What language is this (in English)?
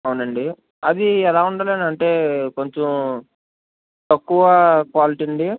Telugu